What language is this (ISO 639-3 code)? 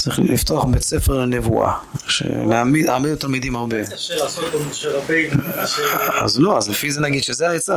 heb